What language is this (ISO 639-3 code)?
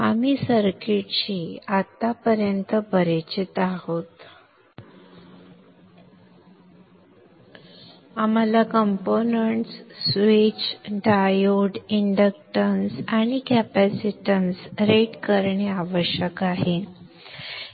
mar